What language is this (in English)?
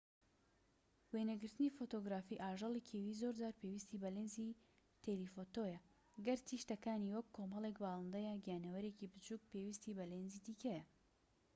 Central Kurdish